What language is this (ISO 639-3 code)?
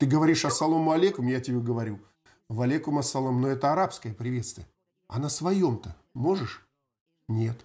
rus